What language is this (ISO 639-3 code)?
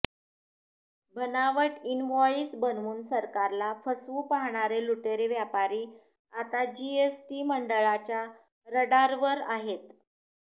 mar